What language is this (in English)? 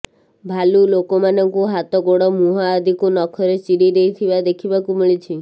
Odia